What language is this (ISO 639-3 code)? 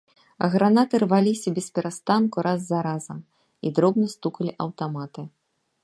bel